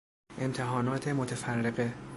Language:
Persian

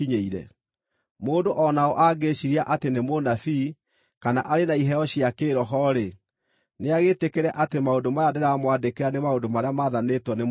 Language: Kikuyu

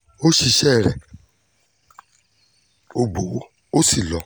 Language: Yoruba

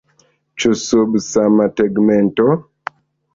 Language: Esperanto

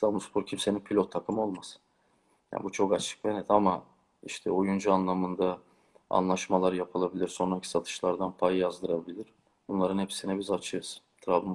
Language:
Turkish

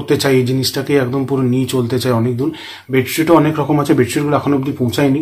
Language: Hindi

